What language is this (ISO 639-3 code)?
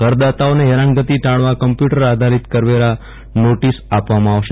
guj